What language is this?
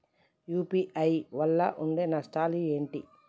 Telugu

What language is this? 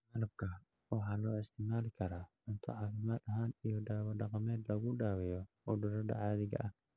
Somali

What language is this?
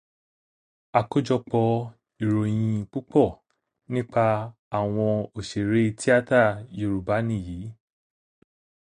Yoruba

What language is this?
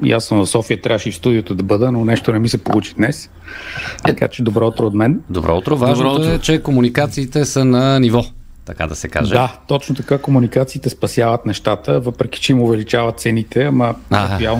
Bulgarian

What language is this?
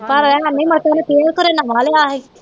Punjabi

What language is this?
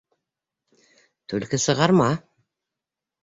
Bashkir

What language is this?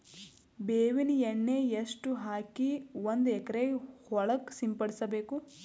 Kannada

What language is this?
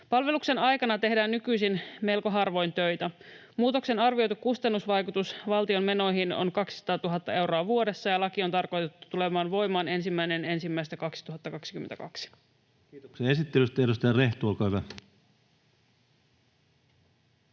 Finnish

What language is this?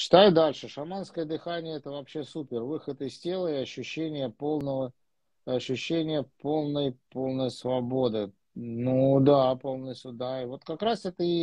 Russian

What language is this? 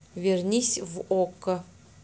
Russian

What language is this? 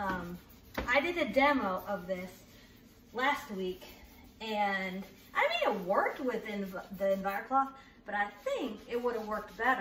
English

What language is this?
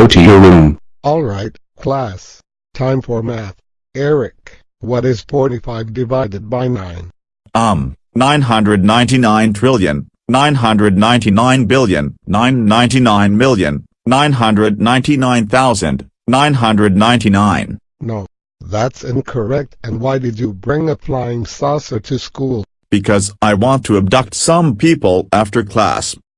English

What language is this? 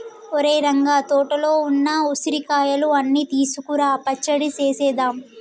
Telugu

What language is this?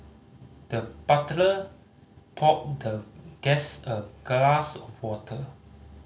English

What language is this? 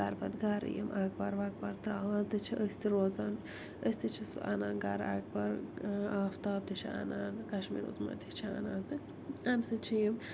Kashmiri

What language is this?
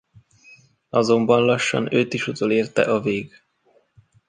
Hungarian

